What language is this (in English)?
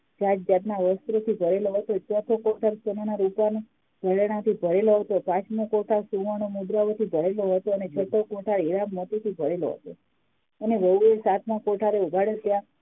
Gujarati